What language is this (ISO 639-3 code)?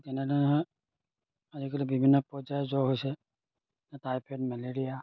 asm